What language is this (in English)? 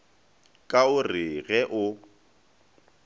Northern Sotho